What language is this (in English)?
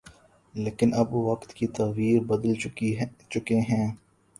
Urdu